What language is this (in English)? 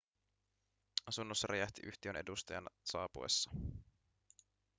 Finnish